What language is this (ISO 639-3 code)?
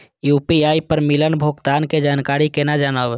mai